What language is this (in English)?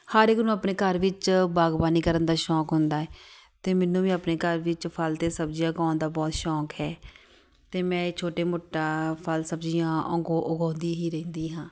Punjabi